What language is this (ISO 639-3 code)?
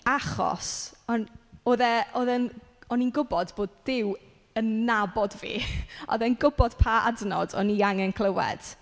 cym